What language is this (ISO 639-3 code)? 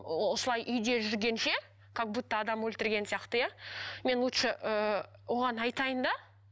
kaz